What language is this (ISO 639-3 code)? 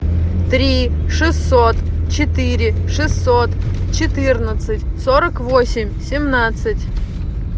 rus